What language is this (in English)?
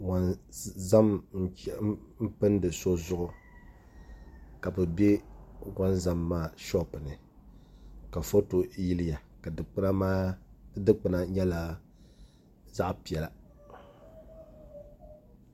Dagbani